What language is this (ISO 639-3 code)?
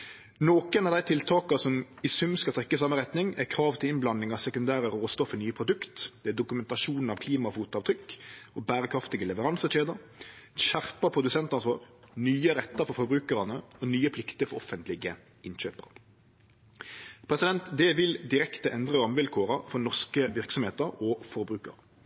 nno